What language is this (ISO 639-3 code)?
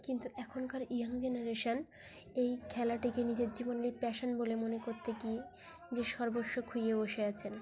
ben